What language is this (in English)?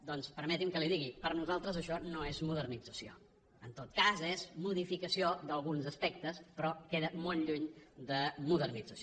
Catalan